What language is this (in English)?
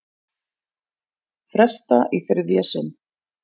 Icelandic